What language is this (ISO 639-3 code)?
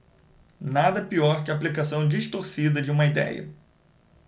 por